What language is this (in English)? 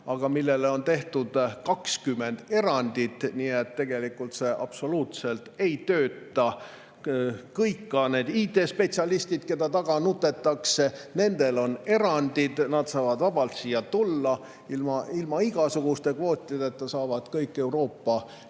Estonian